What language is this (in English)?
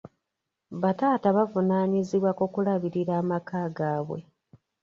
Ganda